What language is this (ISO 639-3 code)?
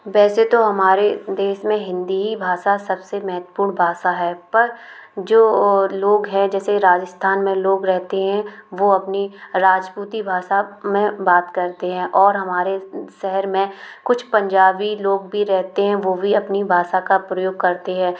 hin